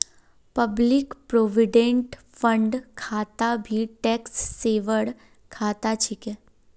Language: Magahi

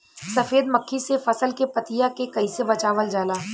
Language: Bhojpuri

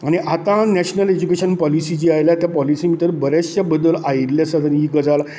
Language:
Konkani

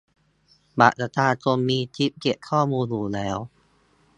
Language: Thai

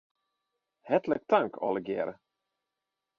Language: Western Frisian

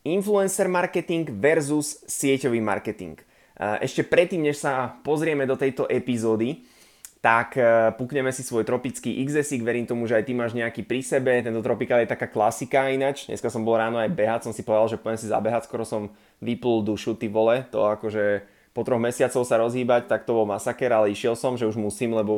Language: Slovak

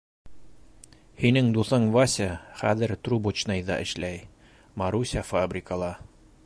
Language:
Bashkir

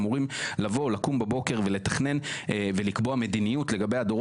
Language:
Hebrew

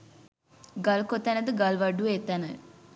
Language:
Sinhala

